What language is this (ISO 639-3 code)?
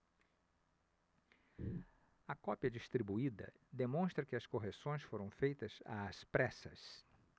por